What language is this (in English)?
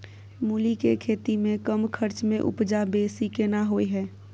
Maithili